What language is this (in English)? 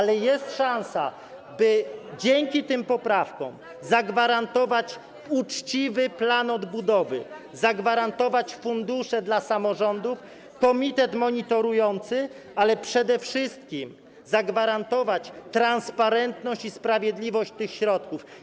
Polish